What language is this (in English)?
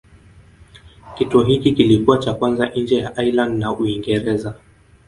Swahili